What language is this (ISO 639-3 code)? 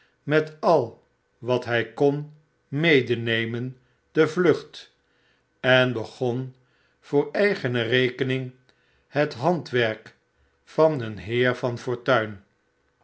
nld